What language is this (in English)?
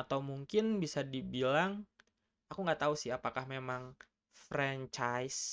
Indonesian